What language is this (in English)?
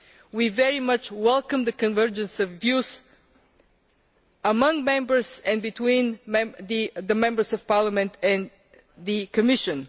English